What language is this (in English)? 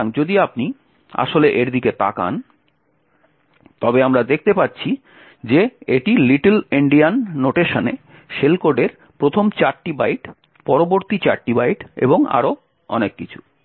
Bangla